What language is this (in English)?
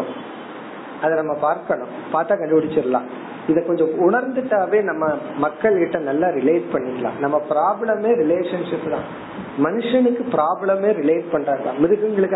Tamil